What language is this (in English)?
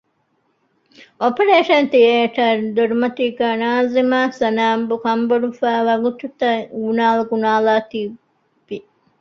Divehi